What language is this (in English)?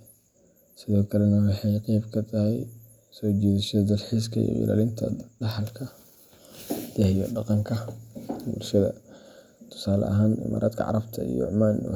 Somali